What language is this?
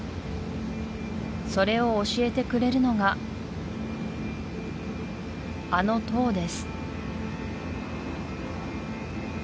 Japanese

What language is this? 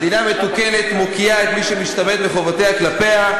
Hebrew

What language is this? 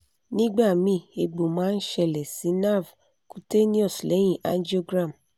Yoruba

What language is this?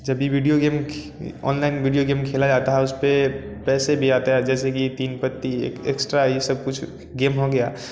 Hindi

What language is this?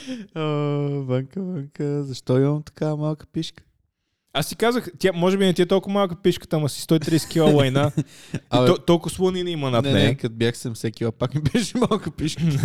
Bulgarian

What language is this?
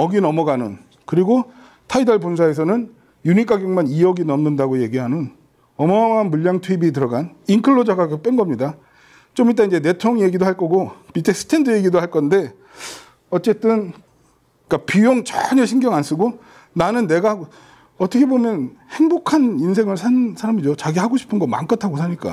Korean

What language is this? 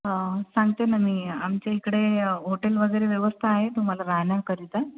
Marathi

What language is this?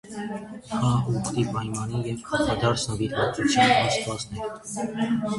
Armenian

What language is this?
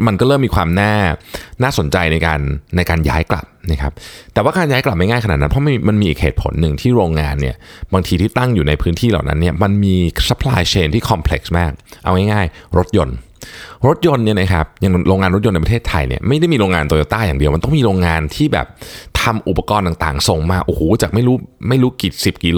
Thai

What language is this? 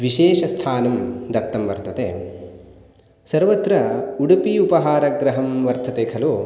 Sanskrit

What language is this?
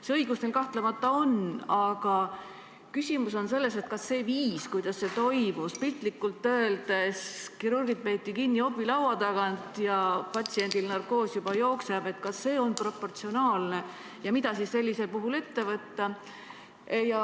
Estonian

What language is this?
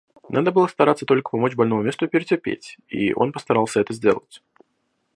Russian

